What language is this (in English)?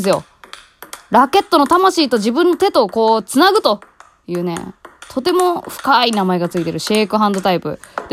Japanese